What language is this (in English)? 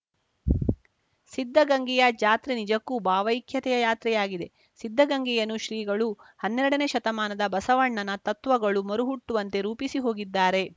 Kannada